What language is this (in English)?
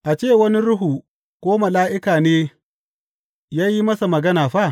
Hausa